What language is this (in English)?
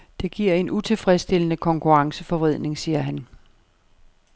Danish